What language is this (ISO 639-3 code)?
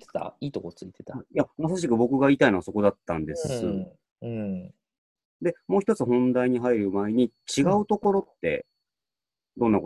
jpn